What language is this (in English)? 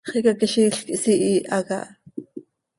Seri